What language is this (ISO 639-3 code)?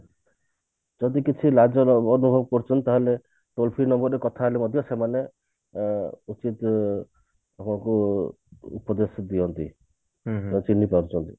ori